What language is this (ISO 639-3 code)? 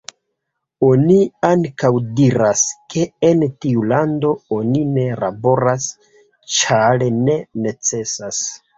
epo